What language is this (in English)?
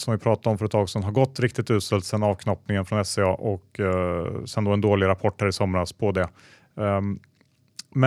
Swedish